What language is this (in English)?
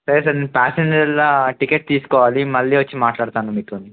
Telugu